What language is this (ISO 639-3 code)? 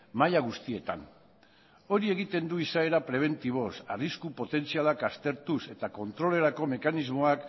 eus